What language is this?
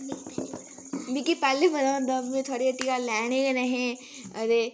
Dogri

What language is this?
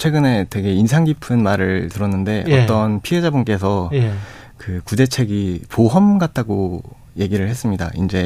Korean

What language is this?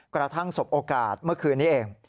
Thai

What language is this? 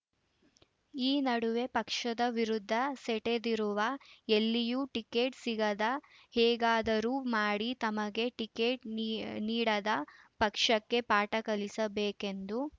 Kannada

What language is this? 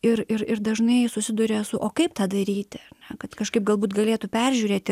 Lithuanian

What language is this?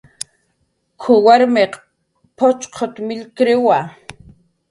Jaqaru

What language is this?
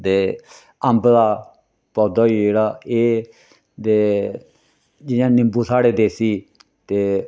Dogri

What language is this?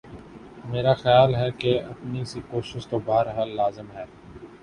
Urdu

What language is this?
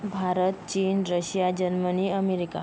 Marathi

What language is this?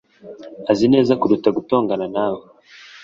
Kinyarwanda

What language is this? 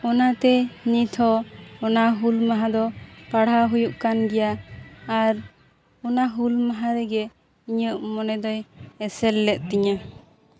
Santali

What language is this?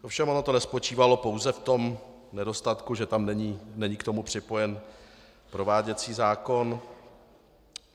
Czech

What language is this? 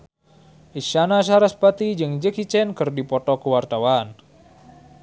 Sundanese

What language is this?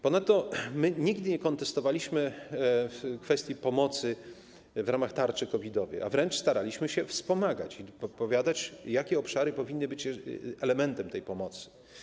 Polish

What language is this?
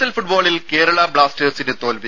Malayalam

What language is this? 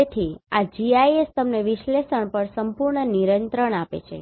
Gujarati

